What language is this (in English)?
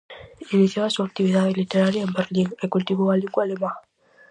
Galician